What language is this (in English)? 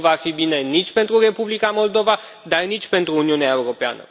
Romanian